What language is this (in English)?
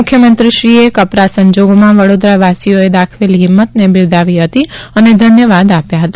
Gujarati